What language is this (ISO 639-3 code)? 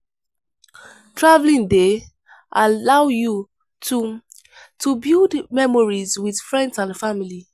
pcm